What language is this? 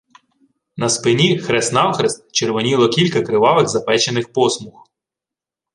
Ukrainian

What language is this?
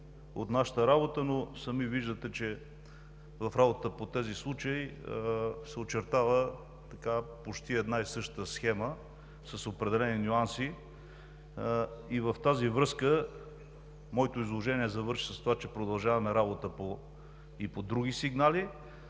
Bulgarian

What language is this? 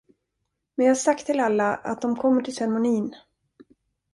Swedish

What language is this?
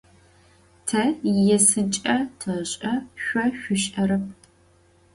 Adyghe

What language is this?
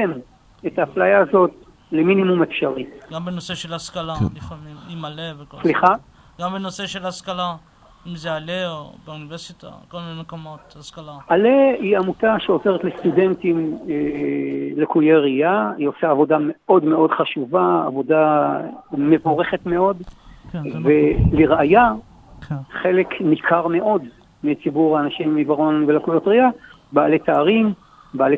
Hebrew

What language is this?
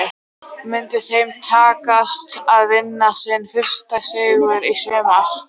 Icelandic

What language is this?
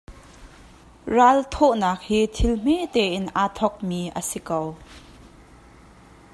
Hakha Chin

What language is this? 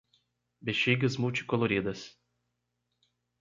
Portuguese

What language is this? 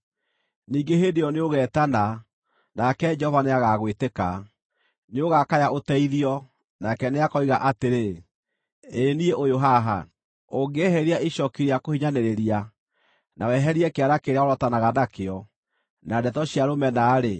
Kikuyu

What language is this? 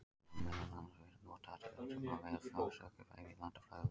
Icelandic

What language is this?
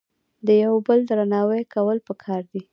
Pashto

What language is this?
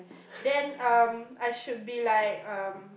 English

